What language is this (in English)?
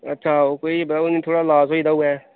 Dogri